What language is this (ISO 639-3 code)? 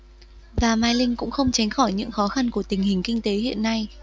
vie